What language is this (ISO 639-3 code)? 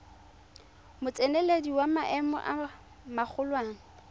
tsn